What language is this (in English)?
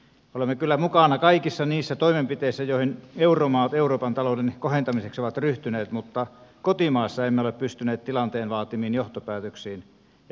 Finnish